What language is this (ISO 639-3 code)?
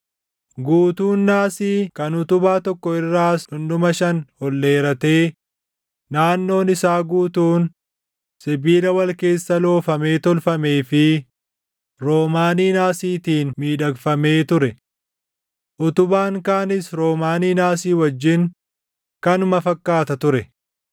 orm